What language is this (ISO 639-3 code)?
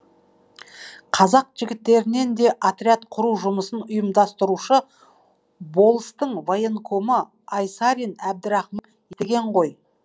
kaz